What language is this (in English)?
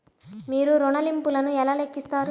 Telugu